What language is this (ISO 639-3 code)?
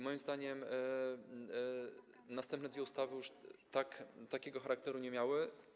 pol